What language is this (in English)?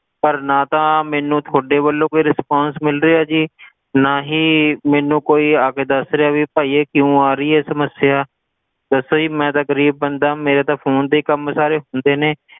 Punjabi